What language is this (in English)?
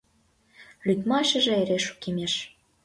Mari